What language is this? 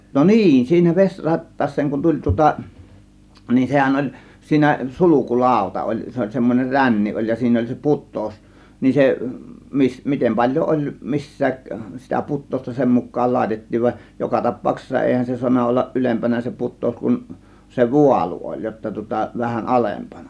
Finnish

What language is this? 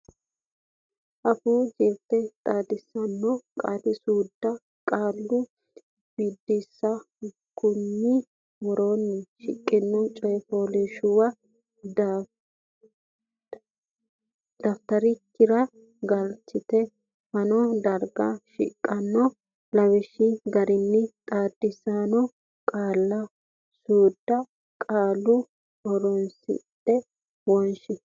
Sidamo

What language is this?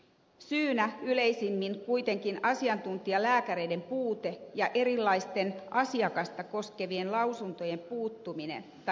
Finnish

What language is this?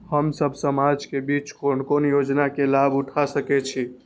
Maithili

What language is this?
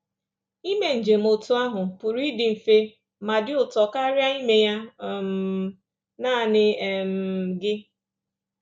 Igbo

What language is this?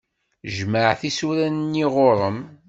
Kabyle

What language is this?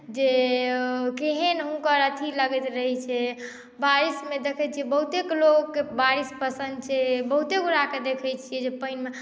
Maithili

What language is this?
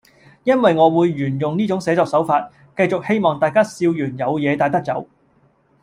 Cantonese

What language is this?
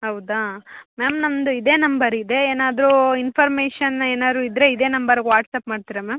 Kannada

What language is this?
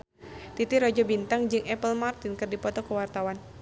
Sundanese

